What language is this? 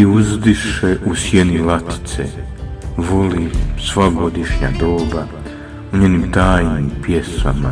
Croatian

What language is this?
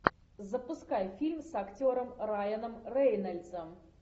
Russian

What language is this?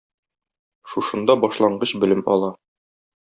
Tatar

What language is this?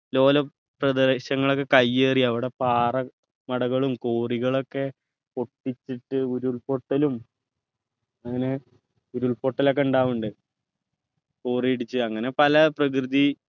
Malayalam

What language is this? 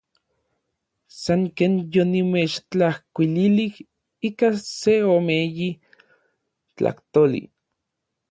Orizaba Nahuatl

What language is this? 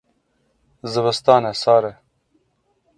Kurdish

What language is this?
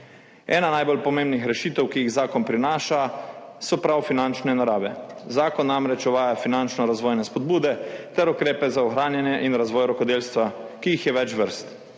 Slovenian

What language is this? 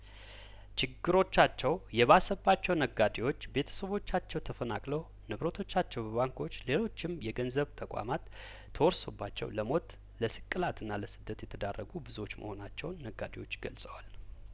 Amharic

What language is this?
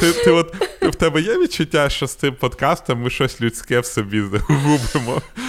Ukrainian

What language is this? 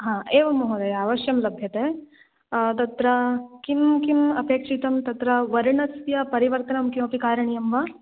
Sanskrit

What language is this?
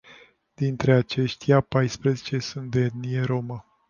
Romanian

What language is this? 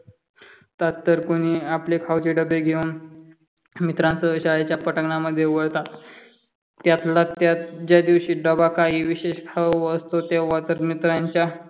Marathi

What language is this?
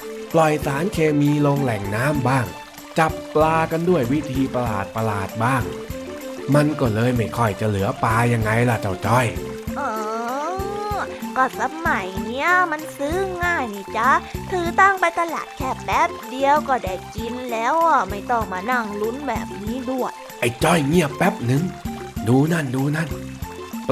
Thai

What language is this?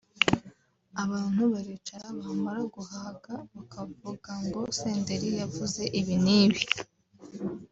Kinyarwanda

